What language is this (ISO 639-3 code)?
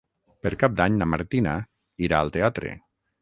cat